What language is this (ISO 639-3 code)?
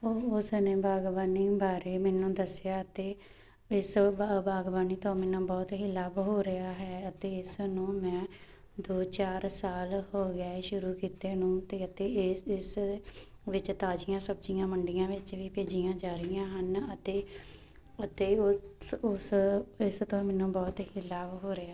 pan